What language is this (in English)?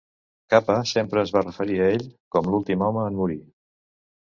Catalan